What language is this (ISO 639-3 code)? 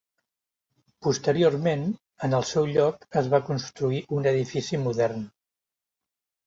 cat